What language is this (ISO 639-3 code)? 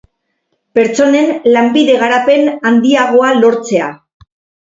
eus